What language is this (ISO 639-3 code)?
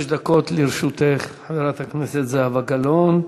heb